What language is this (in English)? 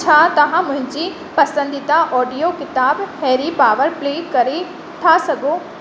Sindhi